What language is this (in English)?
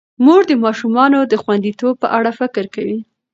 Pashto